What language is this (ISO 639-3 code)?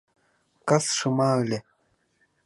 chm